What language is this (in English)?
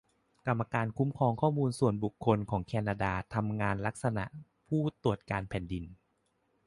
Thai